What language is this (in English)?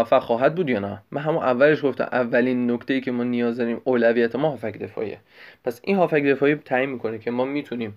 Persian